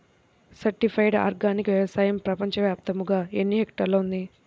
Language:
Telugu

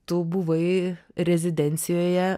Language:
Lithuanian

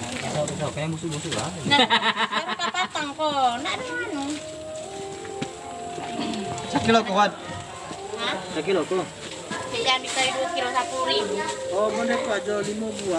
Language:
Indonesian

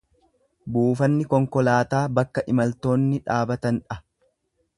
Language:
Oromo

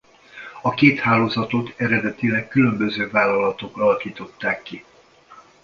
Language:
Hungarian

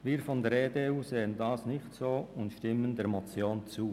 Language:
Swiss German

